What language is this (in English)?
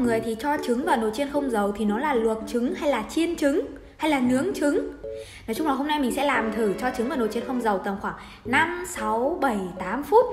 Vietnamese